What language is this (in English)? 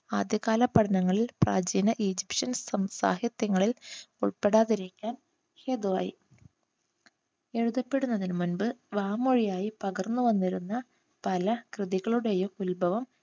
Malayalam